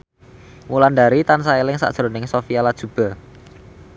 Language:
Javanese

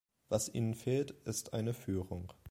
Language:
German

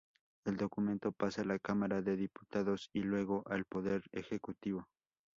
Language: Spanish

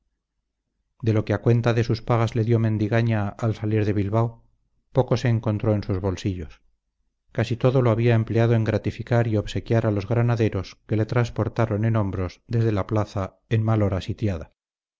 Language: Spanish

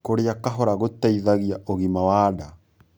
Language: Kikuyu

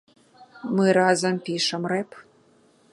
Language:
Belarusian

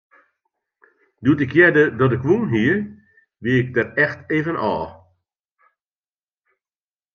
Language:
Western Frisian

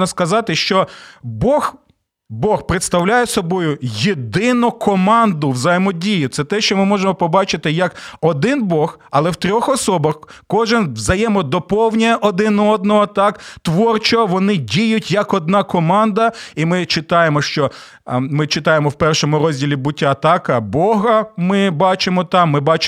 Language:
Ukrainian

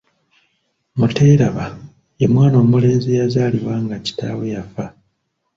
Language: Ganda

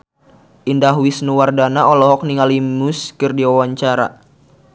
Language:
Sundanese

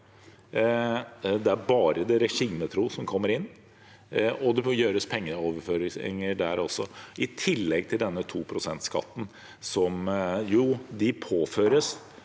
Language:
Norwegian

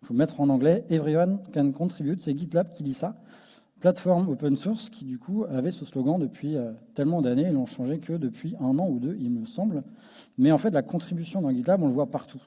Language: French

